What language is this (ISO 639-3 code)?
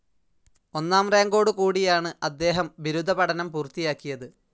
mal